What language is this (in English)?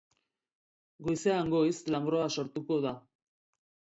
Basque